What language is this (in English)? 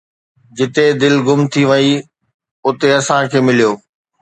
Sindhi